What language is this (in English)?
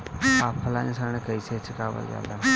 Bhojpuri